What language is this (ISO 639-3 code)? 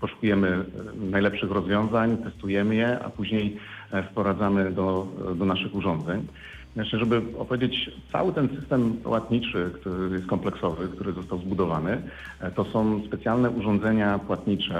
pol